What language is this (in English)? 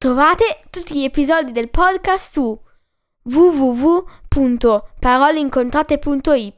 Italian